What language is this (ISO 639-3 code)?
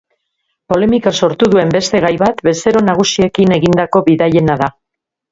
eus